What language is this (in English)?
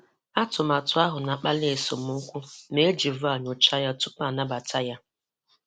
Igbo